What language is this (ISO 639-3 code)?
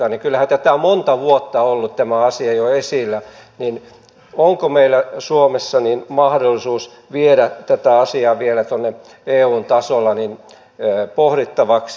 fin